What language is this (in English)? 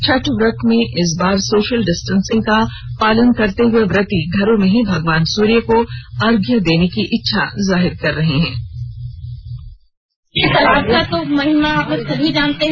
Hindi